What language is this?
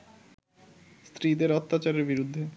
Bangla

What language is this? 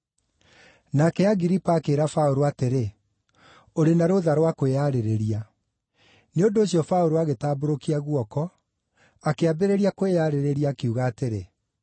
Kikuyu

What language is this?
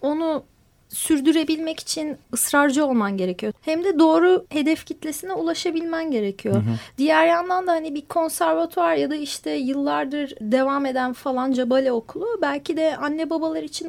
Turkish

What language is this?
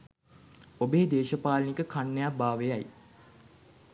Sinhala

